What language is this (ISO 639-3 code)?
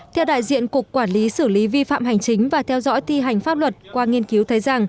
vie